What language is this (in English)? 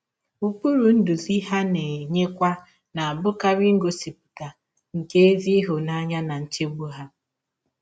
Igbo